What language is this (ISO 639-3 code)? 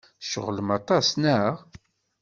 kab